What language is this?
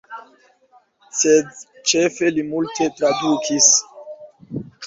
Esperanto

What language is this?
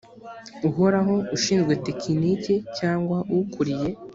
Kinyarwanda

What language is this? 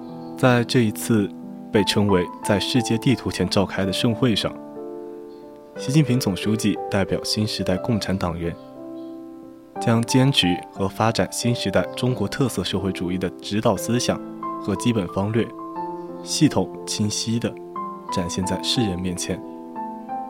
Chinese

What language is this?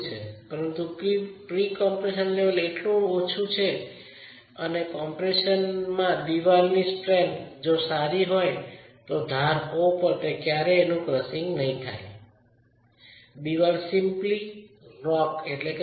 Gujarati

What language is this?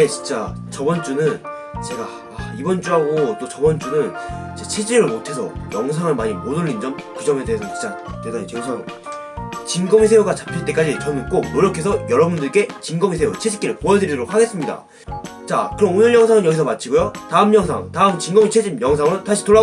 Korean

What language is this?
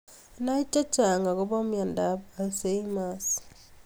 Kalenjin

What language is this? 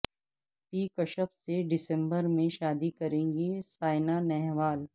Urdu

